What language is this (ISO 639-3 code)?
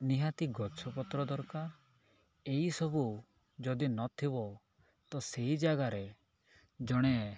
ori